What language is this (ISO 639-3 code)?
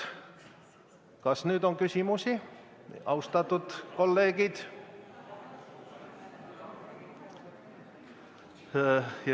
est